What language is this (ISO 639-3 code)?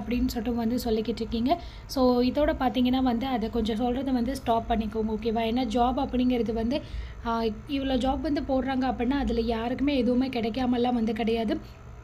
tam